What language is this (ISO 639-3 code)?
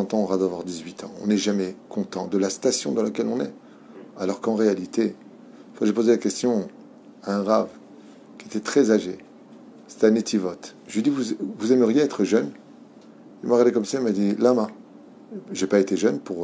fra